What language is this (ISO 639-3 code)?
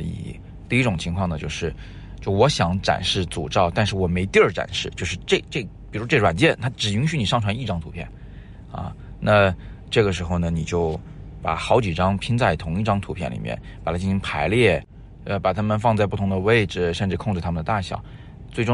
zho